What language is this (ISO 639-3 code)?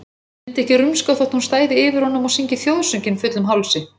isl